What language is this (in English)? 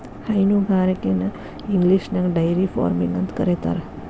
Kannada